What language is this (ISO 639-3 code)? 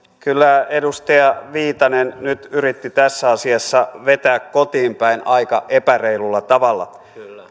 fin